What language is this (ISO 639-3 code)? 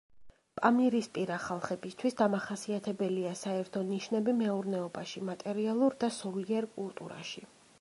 kat